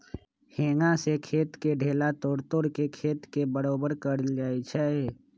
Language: Magahi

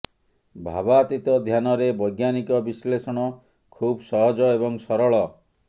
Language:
Odia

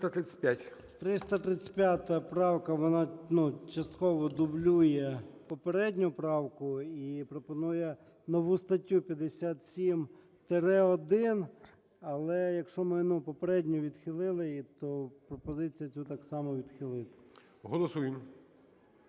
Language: Ukrainian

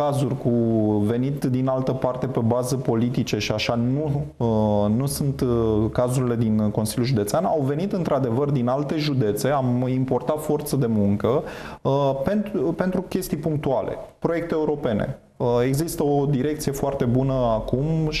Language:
Romanian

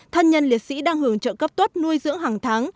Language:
Vietnamese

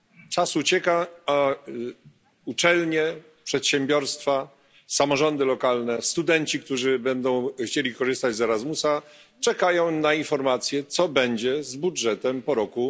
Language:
Polish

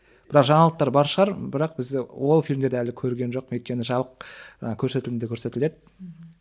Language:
Kazakh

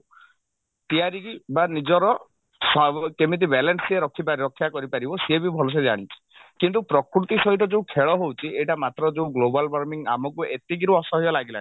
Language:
Odia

